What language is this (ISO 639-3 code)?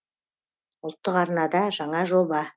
kaz